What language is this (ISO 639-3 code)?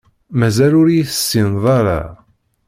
kab